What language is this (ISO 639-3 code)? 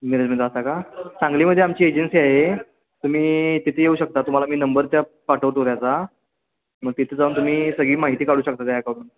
mar